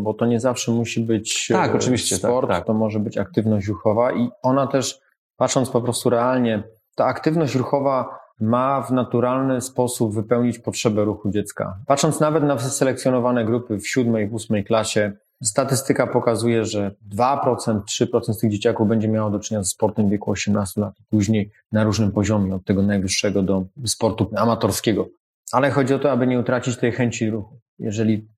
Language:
Polish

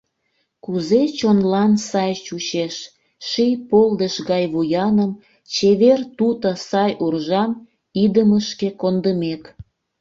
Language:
Mari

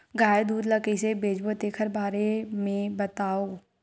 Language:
Chhattisgarhi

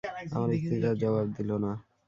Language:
Bangla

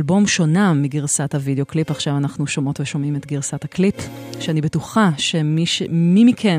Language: Hebrew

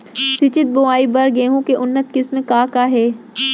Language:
Chhattisgarhi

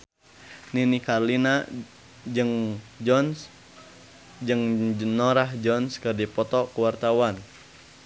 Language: Sundanese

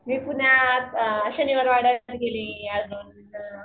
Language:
Marathi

